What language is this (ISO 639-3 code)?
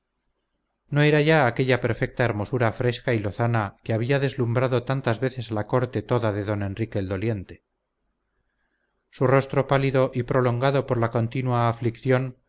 spa